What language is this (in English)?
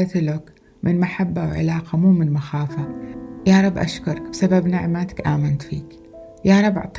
Arabic